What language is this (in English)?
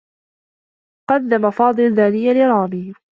Arabic